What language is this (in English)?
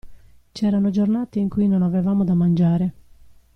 Italian